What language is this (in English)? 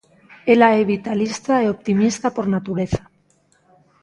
Galician